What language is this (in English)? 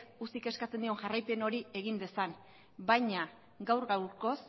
Basque